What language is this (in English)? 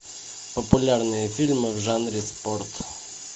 Russian